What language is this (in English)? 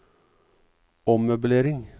Norwegian